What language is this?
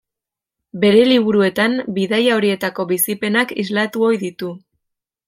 Basque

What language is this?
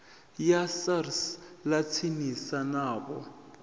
Venda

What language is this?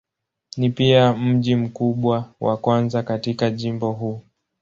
Swahili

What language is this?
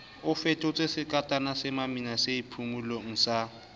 Southern Sotho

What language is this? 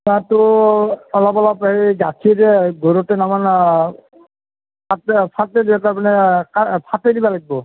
Assamese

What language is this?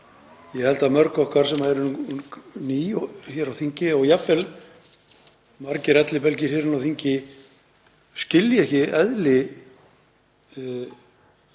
Icelandic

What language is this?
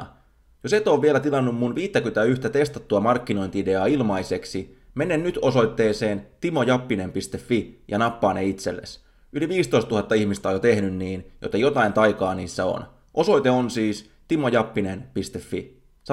Finnish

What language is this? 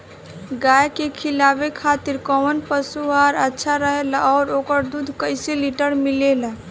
Bhojpuri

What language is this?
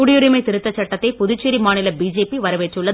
Tamil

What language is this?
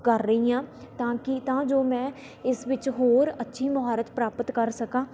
Punjabi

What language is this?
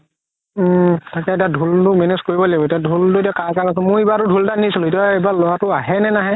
Assamese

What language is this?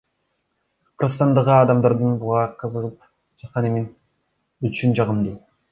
Kyrgyz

